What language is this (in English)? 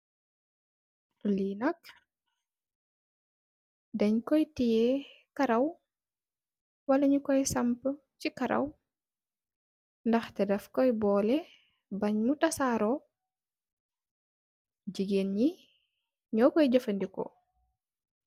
Wolof